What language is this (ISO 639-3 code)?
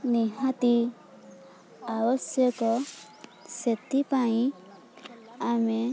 ori